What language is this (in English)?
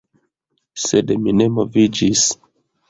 Esperanto